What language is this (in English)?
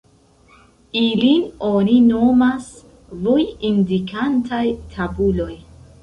Esperanto